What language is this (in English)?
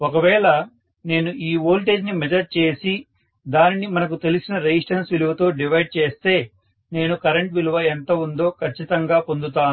Telugu